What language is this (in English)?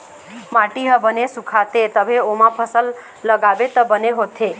Chhattisgarhi